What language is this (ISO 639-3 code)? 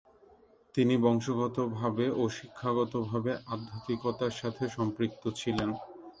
ben